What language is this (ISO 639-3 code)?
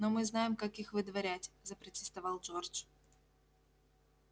rus